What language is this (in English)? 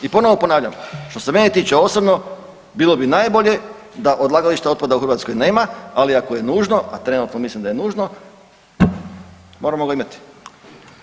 Croatian